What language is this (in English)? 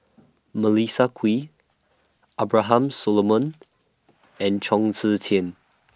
English